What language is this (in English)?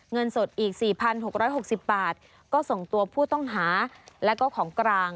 Thai